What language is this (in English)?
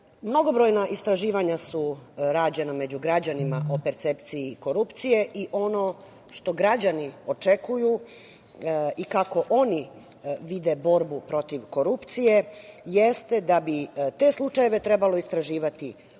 Serbian